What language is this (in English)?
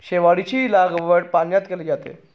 Marathi